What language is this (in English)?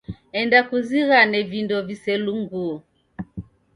Taita